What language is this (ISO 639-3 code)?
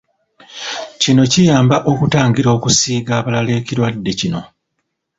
lug